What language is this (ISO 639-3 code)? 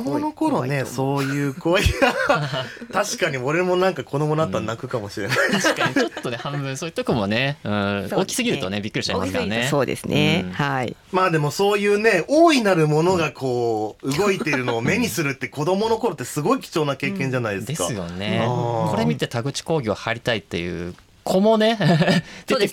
jpn